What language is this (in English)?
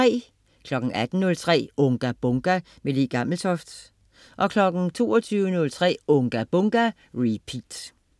Danish